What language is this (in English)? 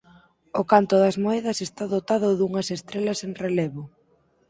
Galician